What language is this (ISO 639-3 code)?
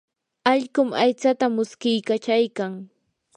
qur